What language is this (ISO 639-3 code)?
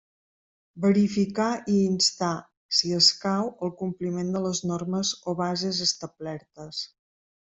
cat